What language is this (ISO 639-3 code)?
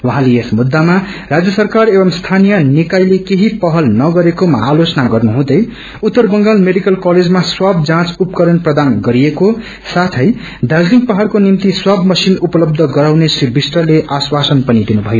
nep